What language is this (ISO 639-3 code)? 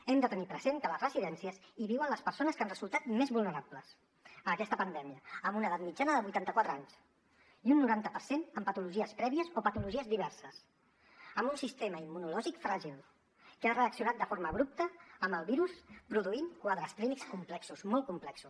cat